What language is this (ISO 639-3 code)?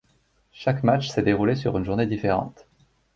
fra